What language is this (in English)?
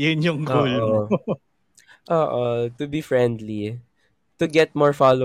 Filipino